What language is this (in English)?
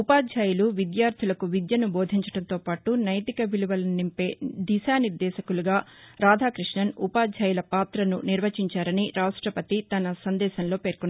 Telugu